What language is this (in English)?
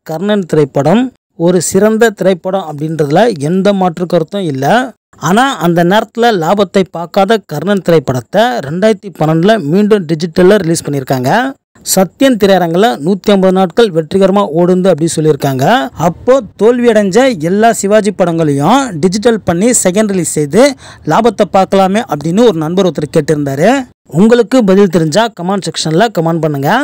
Arabic